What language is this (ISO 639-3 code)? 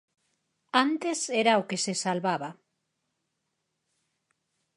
glg